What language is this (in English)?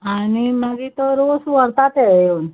Konkani